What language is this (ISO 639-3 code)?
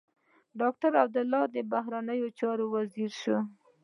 pus